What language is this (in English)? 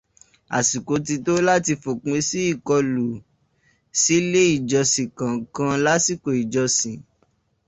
Yoruba